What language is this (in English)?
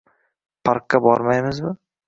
Uzbek